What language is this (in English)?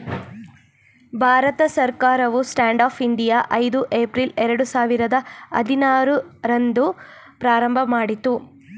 Kannada